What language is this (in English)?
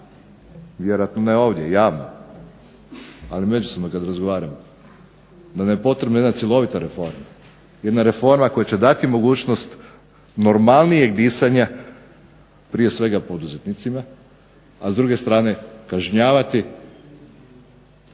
Croatian